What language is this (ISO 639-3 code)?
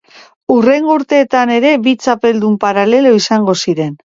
eus